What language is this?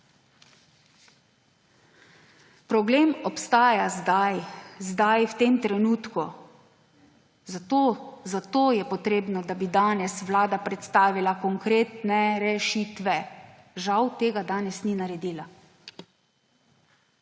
Slovenian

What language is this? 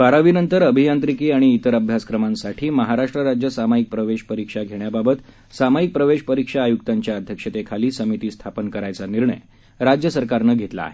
Marathi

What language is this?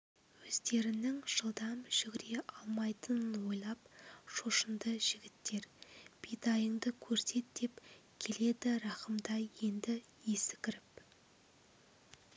Kazakh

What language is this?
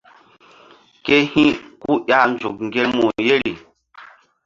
Mbum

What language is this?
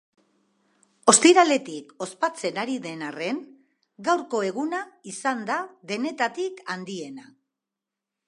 Basque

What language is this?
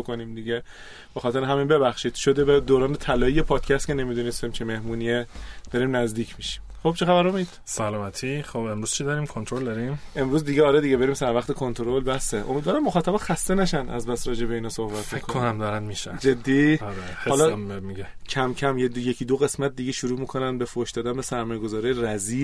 Persian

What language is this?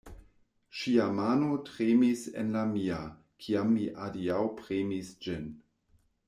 Esperanto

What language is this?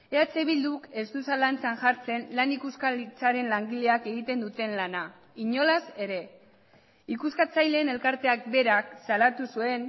Basque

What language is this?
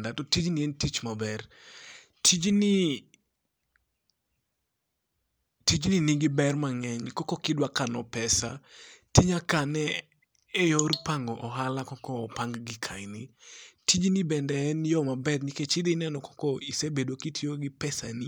Luo (Kenya and Tanzania)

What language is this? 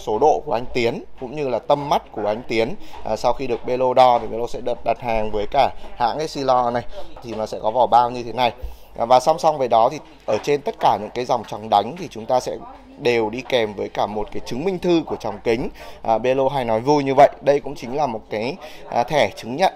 Vietnamese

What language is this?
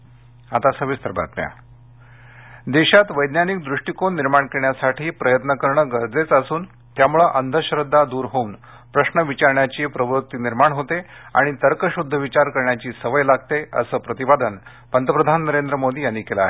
Marathi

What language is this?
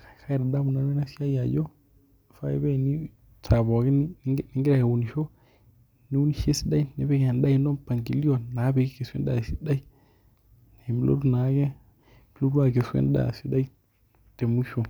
Masai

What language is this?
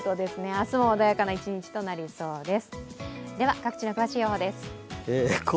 Japanese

